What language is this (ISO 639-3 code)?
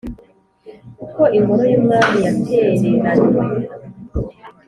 kin